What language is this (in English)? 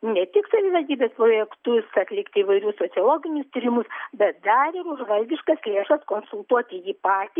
Lithuanian